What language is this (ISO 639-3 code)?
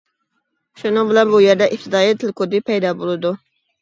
uig